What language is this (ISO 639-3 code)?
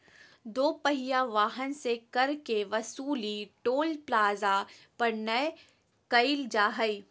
mag